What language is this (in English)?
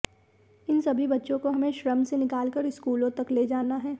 Hindi